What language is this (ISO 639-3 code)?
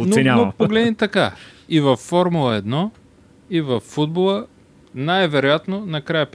bul